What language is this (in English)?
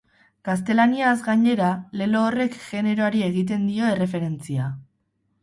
Basque